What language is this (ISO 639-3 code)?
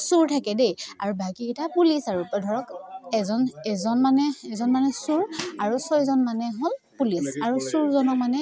asm